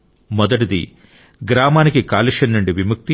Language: Telugu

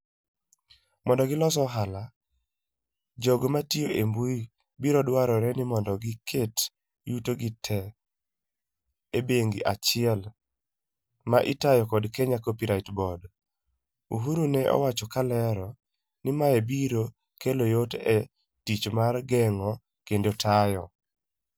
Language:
Luo (Kenya and Tanzania)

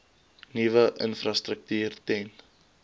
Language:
Afrikaans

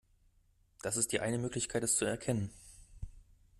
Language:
German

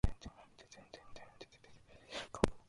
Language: Japanese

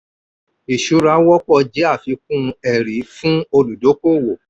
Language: Yoruba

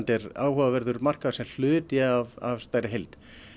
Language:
Icelandic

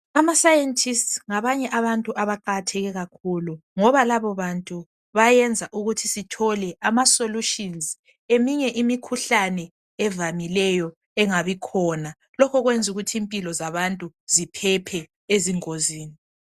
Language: North Ndebele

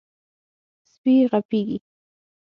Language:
Pashto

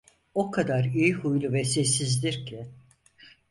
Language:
Turkish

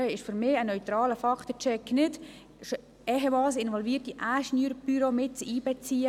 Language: Swiss German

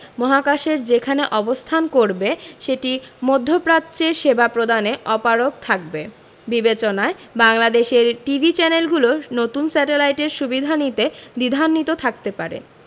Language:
Bangla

